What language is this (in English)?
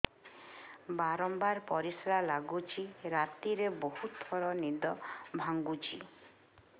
Odia